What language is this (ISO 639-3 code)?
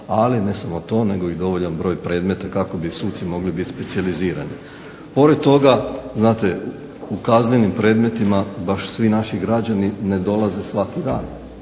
hrv